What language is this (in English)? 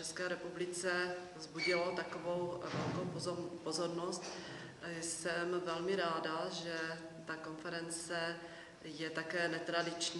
Czech